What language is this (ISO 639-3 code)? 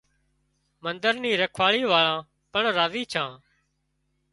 kxp